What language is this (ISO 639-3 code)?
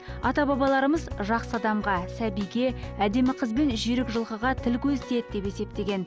kaz